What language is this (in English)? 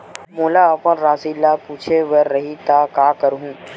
Chhattisgarhi